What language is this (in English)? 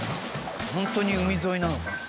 Japanese